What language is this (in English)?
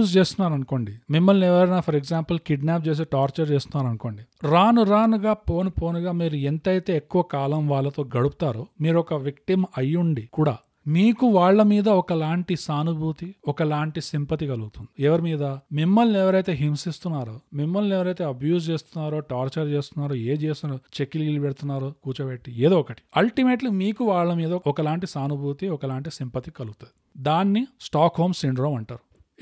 Telugu